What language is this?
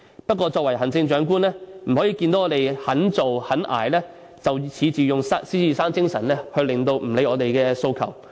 Cantonese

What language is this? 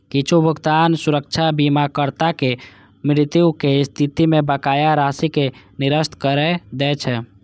Maithili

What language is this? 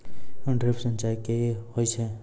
Maithili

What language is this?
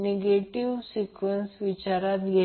Marathi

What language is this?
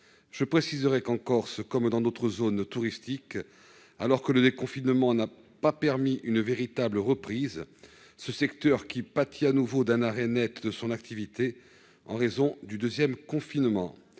French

